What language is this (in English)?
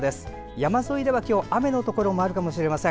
Japanese